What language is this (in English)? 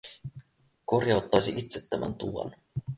Finnish